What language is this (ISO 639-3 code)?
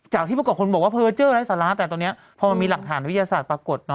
tha